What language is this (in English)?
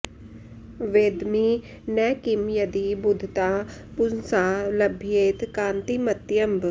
Sanskrit